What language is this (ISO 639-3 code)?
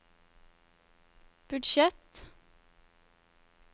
nor